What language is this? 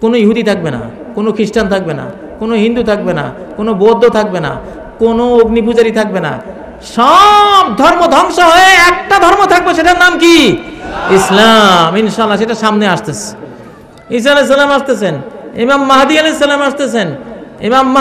Arabic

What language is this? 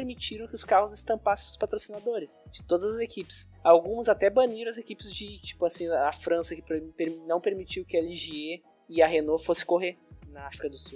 Portuguese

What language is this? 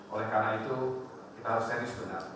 Indonesian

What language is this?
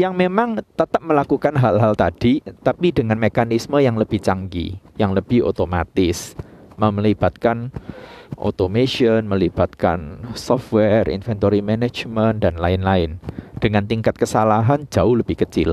Indonesian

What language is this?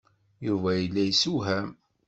Kabyle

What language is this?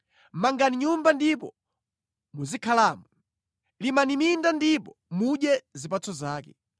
Nyanja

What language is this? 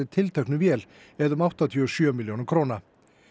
Icelandic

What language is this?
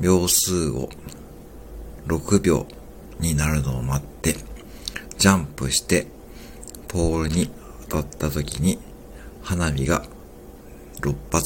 Japanese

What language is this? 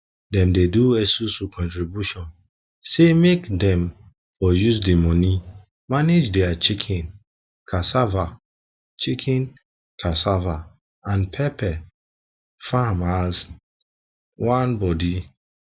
Nigerian Pidgin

